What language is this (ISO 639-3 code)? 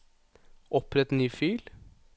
nor